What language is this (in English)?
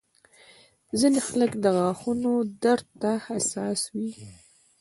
Pashto